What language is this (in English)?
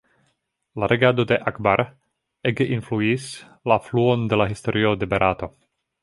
Esperanto